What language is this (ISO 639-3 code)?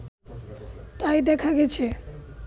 ben